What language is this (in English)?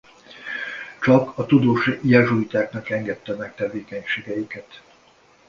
Hungarian